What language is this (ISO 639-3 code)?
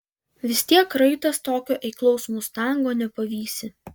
lit